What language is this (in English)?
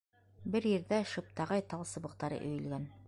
Bashkir